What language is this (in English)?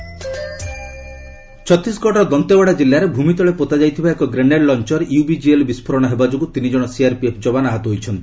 Odia